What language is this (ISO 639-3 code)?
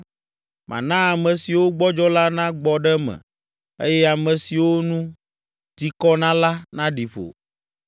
ewe